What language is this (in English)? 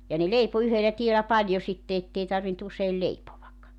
Finnish